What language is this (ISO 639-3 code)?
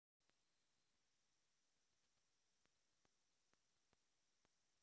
rus